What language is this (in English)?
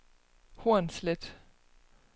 Danish